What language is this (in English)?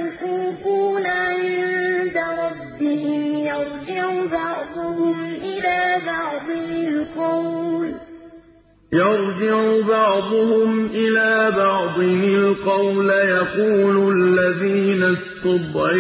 Arabic